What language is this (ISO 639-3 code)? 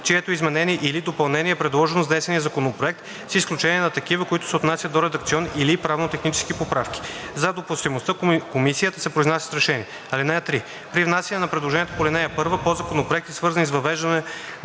bul